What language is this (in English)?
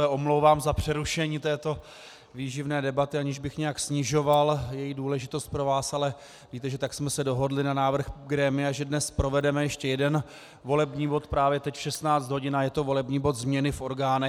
Czech